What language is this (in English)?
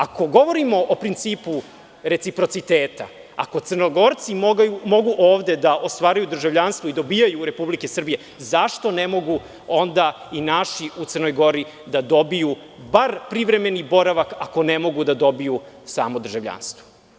Serbian